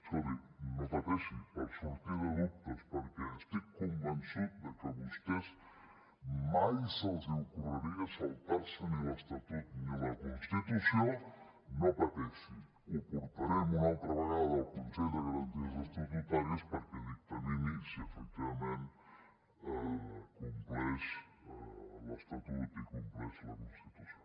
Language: Catalan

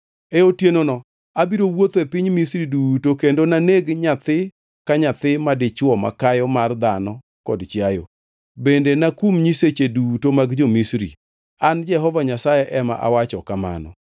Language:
Luo (Kenya and Tanzania)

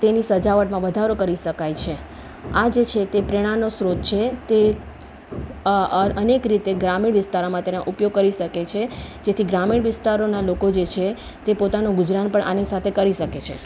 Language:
Gujarati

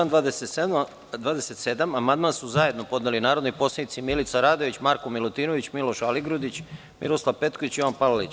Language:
Serbian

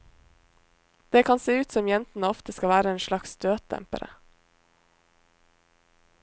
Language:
Norwegian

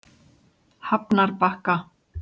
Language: Icelandic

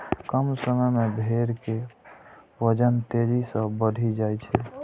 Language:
Maithili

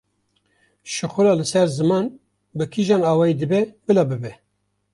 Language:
Kurdish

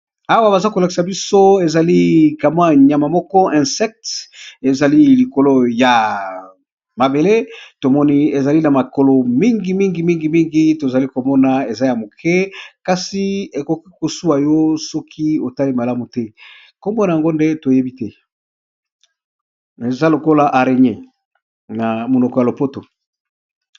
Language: Lingala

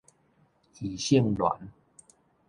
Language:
Min Nan Chinese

